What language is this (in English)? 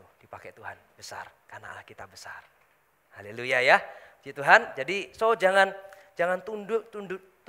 Indonesian